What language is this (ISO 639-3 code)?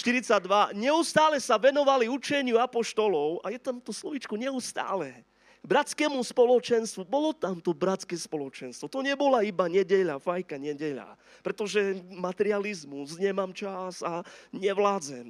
slk